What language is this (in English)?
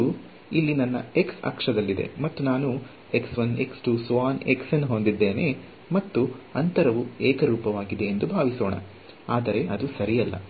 Kannada